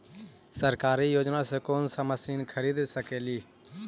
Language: Magahi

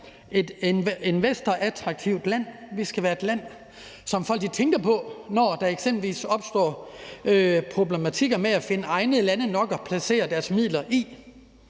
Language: Danish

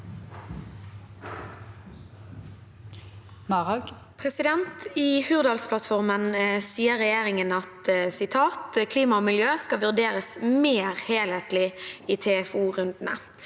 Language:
Norwegian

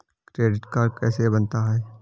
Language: Hindi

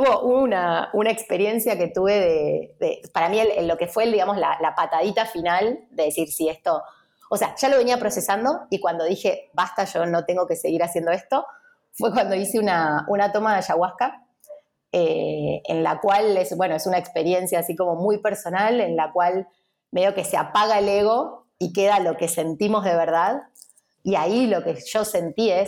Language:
Spanish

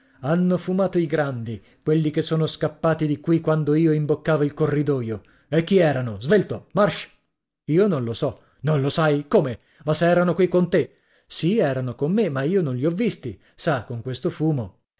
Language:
Italian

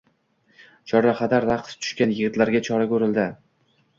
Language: Uzbek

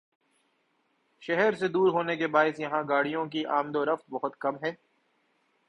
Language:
Urdu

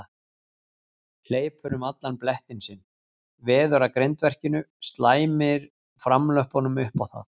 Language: Icelandic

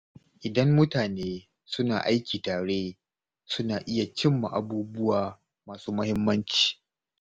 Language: Hausa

